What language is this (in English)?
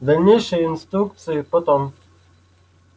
Russian